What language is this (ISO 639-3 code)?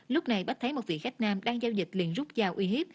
vie